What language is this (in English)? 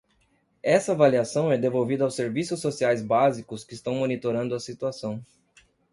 Portuguese